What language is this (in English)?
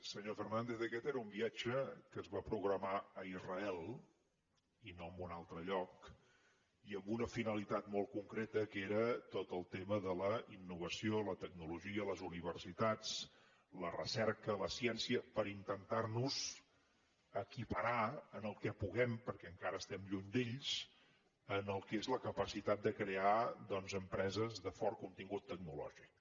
Catalan